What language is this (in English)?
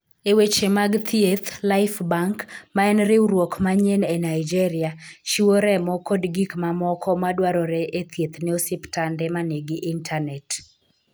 Luo (Kenya and Tanzania)